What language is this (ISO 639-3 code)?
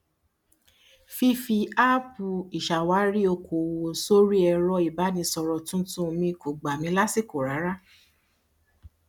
yor